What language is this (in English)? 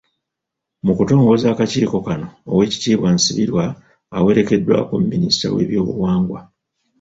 Ganda